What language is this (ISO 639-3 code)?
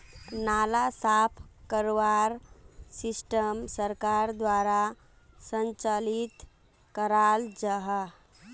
mag